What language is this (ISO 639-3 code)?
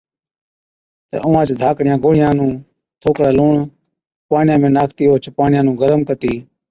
odk